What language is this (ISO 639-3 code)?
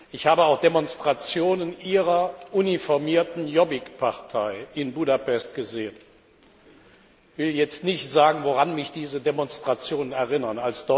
deu